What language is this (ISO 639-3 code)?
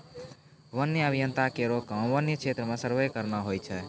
mai